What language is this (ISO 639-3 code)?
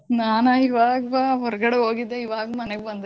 kan